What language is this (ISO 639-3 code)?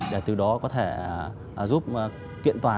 vie